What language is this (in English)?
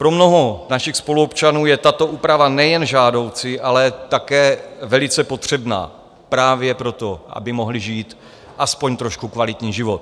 Czech